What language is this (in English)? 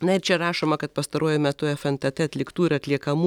Lithuanian